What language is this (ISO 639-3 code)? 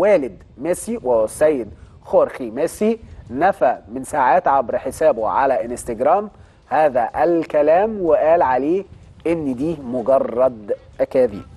ara